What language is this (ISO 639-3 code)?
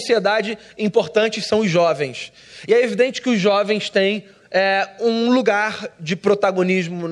por